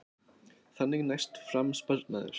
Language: Icelandic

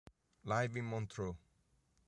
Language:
Italian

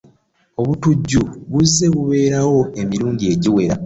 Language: Ganda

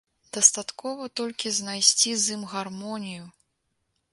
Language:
Belarusian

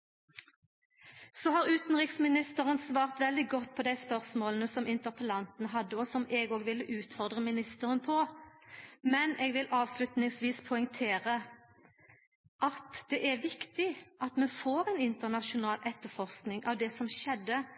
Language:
Norwegian Nynorsk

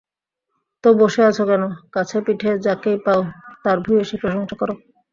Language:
Bangla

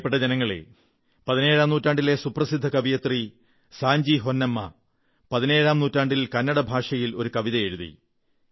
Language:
Malayalam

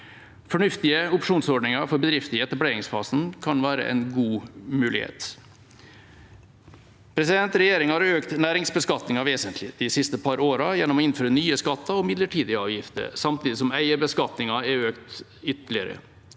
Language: Norwegian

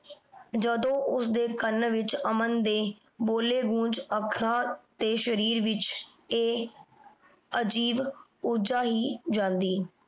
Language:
Punjabi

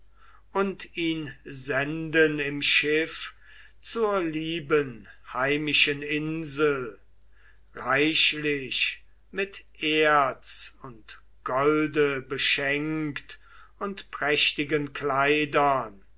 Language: German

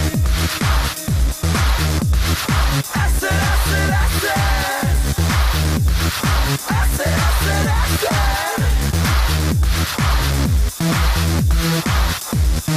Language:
Polish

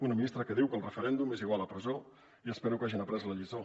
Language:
Catalan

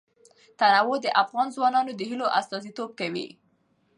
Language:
Pashto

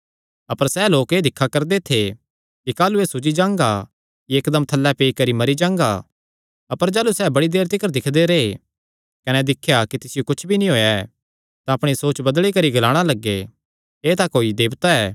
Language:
Kangri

